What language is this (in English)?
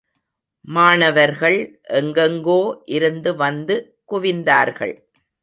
Tamil